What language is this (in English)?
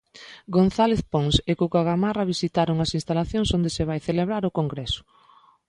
Galician